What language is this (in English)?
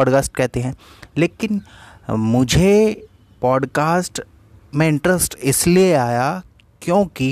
Hindi